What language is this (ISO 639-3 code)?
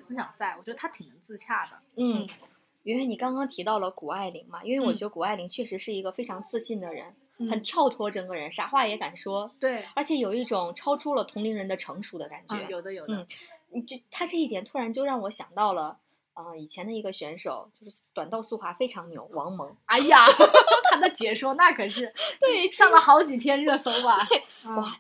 zho